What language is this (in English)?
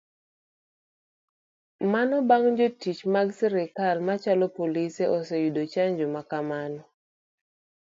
Luo (Kenya and Tanzania)